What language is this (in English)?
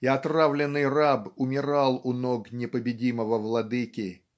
Russian